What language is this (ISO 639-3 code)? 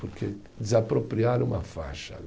por